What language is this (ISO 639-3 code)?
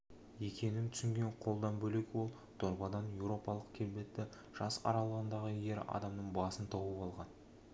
kaz